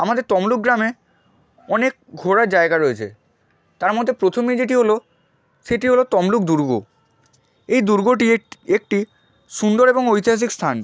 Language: Bangla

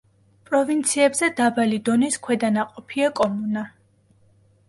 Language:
Georgian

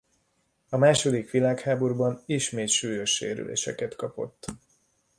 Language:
Hungarian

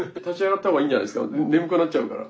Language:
Japanese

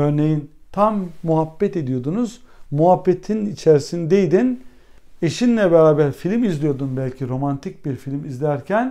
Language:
Turkish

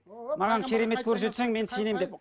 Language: Kazakh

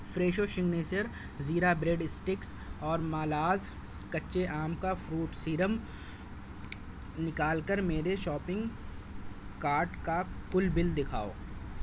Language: Urdu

